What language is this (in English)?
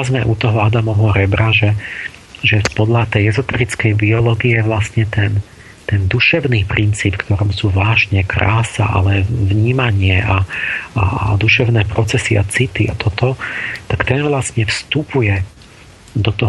Slovak